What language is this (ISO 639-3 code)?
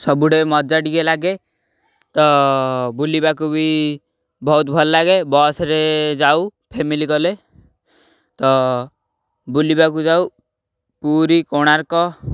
ori